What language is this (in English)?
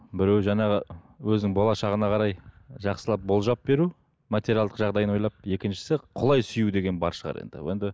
Kazakh